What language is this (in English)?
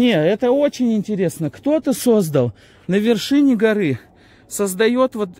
Russian